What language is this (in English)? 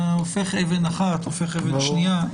Hebrew